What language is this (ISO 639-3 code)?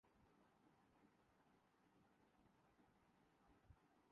urd